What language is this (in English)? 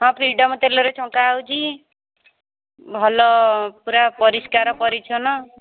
Odia